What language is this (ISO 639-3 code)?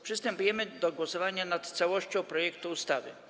pol